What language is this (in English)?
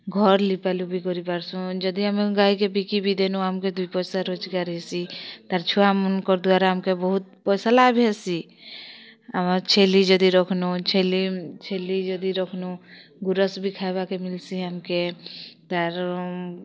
Odia